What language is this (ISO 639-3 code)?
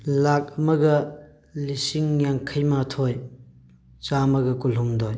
mni